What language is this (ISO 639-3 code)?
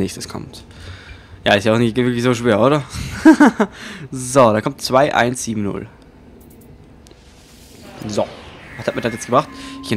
deu